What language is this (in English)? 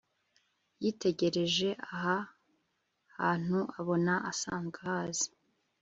Kinyarwanda